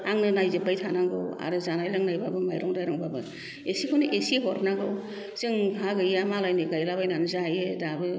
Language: Bodo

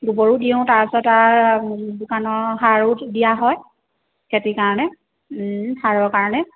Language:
Assamese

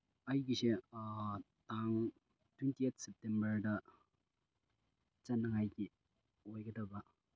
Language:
Manipuri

